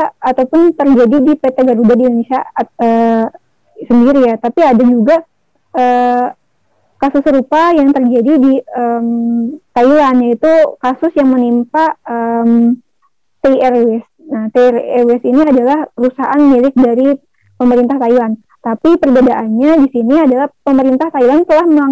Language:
Indonesian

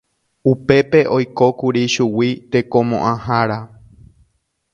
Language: Guarani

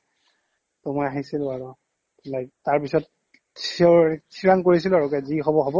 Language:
Assamese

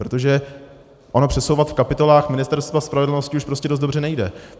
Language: Czech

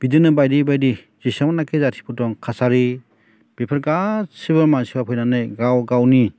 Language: Bodo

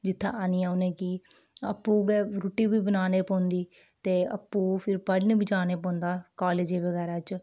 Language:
Dogri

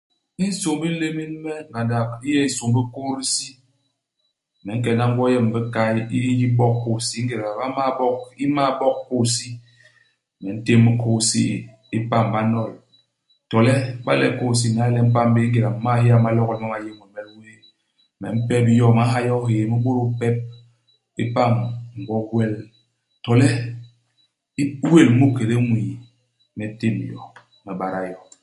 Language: Basaa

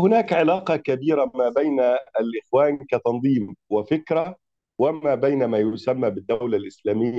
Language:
Arabic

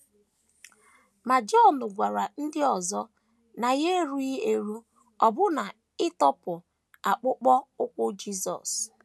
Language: Igbo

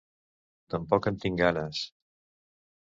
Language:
Catalan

